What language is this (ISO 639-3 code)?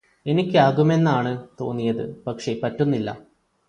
mal